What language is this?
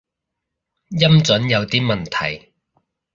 Cantonese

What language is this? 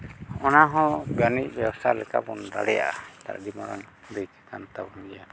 Santali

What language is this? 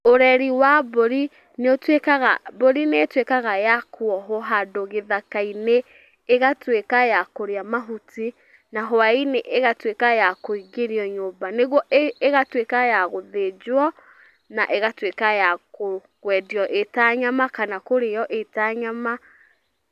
Kikuyu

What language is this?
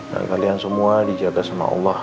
Indonesian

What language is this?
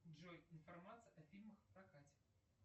Russian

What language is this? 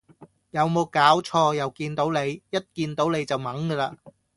Cantonese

